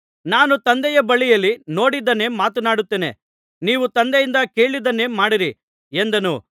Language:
Kannada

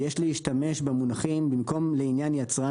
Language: Hebrew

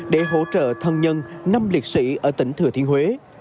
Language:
Vietnamese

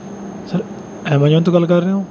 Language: Punjabi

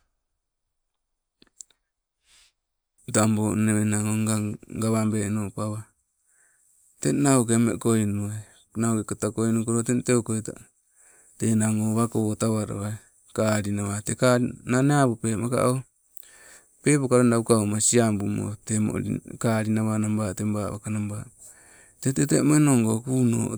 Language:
Sibe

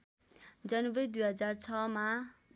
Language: Nepali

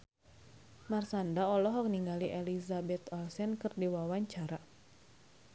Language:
Sundanese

